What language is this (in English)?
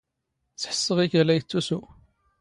Standard Moroccan Tamazight